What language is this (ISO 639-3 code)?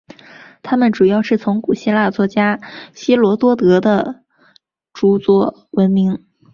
zho